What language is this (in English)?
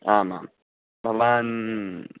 Sanskrit